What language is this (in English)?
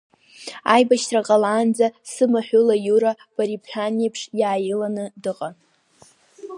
Abkhazian